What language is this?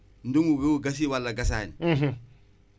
Wolof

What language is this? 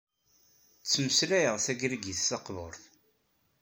Kabyle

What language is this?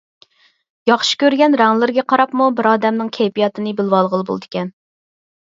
Uyghur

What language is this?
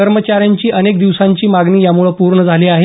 Marathi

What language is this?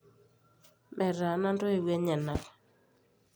Masai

